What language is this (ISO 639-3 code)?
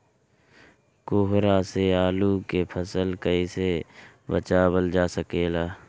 bho